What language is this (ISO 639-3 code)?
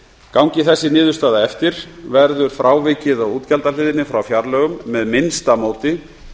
isl